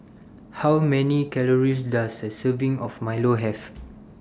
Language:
English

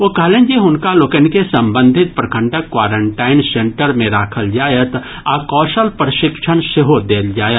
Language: Maithili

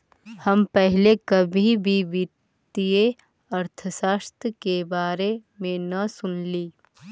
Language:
Magahi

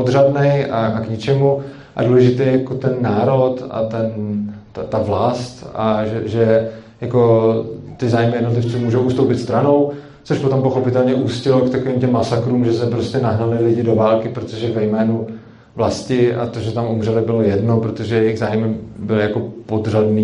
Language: Czech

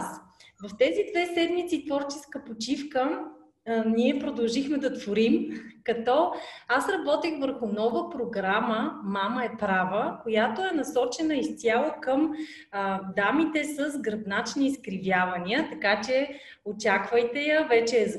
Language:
Bulgarian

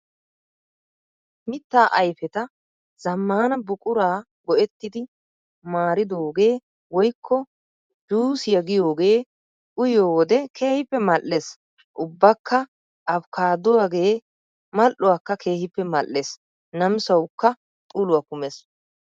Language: Wolaytta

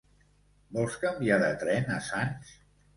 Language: Catalan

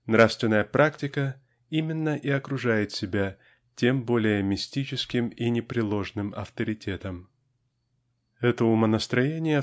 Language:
Russian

